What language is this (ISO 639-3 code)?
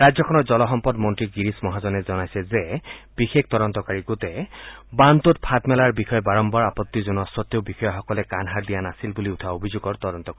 asm